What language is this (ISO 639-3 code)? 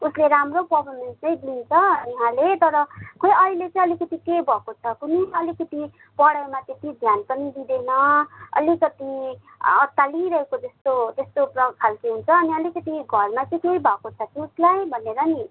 nep